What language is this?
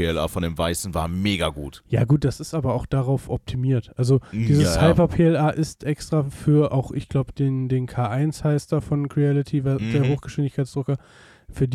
German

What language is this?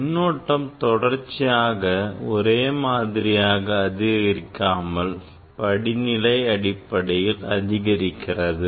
Tamil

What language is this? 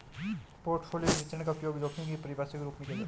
Hindi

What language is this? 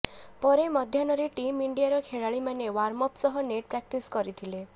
Odia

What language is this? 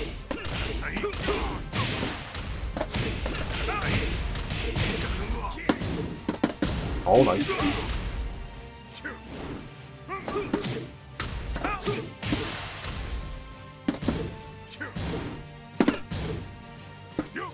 Korean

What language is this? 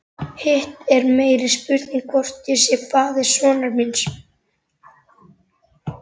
Icelandic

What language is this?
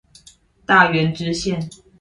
Chinese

